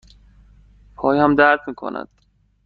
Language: Persian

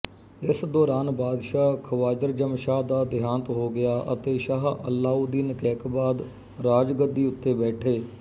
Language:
Punjabi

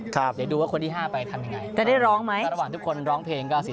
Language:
Thai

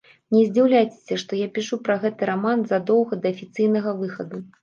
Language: Belarusian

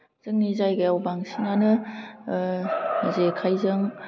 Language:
Bodo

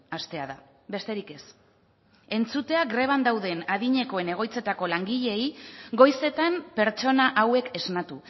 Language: Basque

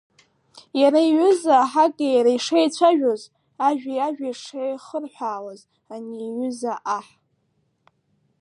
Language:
Abkhazian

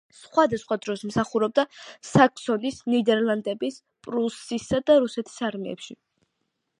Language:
Georgian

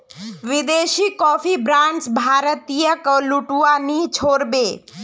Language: Magahi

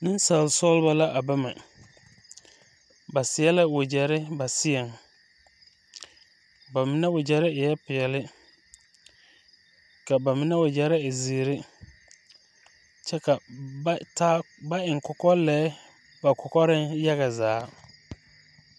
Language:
Southern Dagaare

